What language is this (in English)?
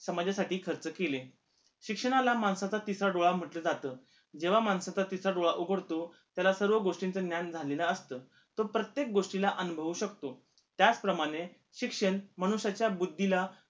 Marathi